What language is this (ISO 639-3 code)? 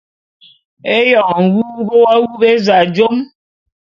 bum